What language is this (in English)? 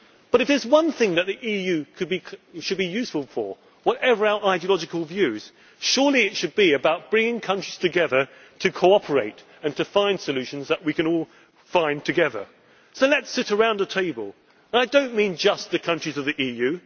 English